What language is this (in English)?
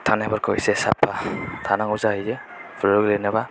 Bodo